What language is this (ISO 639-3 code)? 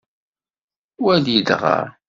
kab